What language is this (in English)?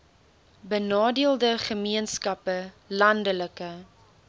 Afrikaans